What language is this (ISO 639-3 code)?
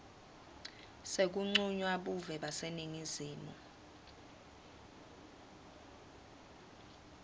ssw